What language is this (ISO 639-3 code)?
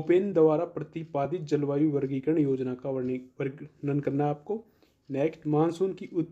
hin